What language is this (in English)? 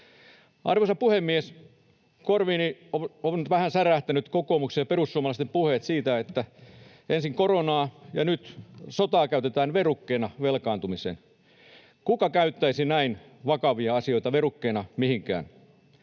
Finnish